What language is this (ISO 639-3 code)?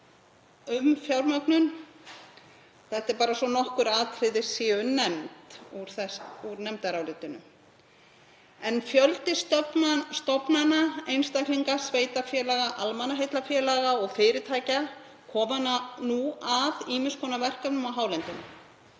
isl